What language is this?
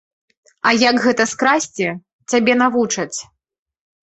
Belarusian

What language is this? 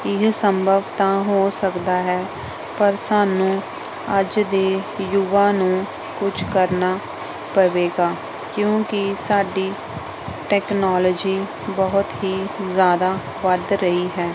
Punjabi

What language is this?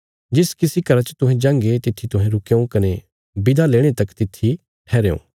Bilaspuri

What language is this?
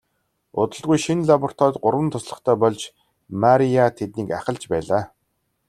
Mongolian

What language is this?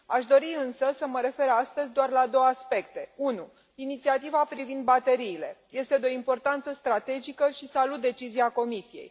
Romanian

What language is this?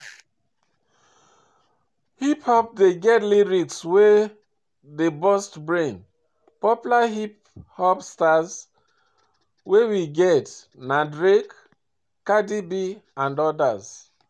Nigerian Pidgin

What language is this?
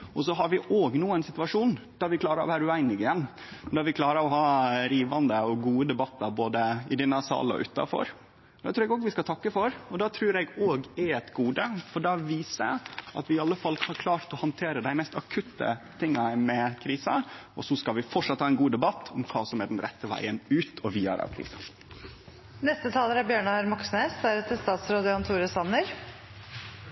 Norwegian Nynorsk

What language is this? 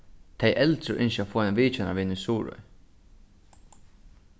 Faroese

